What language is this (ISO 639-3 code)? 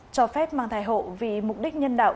vie